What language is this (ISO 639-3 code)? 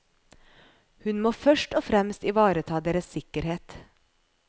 nor